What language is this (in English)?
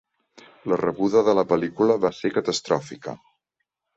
Catalan